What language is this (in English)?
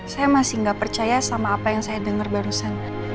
Indonesian